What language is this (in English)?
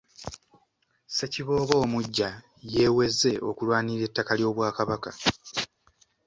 Ganda